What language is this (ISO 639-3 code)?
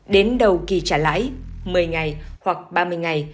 vie